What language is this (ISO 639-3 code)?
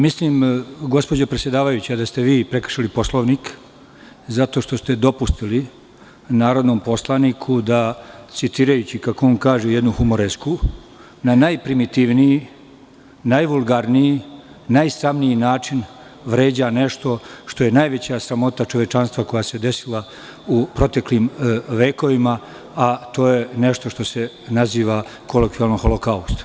srp